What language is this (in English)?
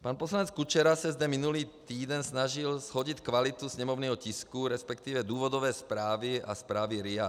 Czech